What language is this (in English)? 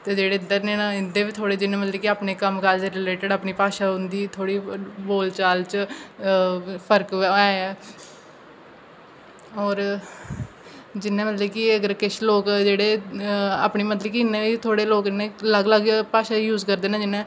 Dogri